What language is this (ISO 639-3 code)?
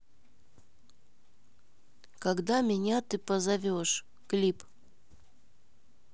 rus